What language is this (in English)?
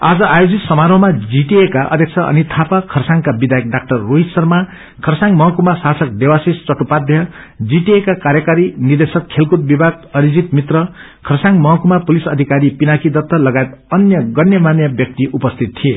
Nepali